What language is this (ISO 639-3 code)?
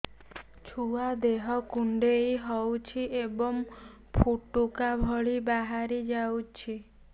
ori